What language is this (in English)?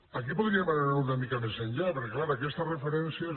Catalan